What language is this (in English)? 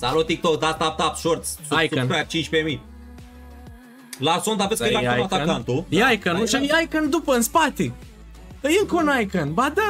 Romanian